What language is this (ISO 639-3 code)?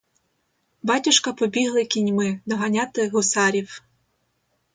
ukr